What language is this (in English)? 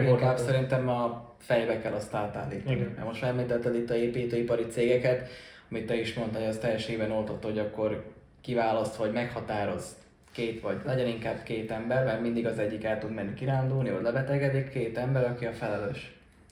Hungarian